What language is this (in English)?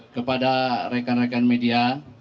Indonesian